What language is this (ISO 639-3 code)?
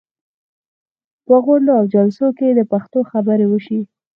pus